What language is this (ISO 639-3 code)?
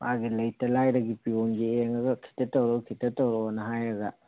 mni